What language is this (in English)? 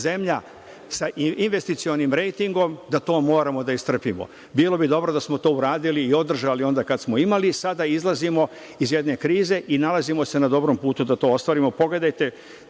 Serbian